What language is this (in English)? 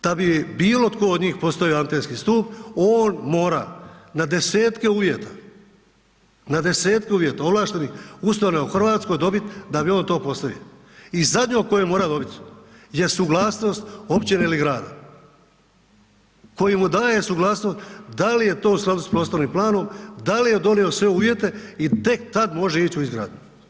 Croatian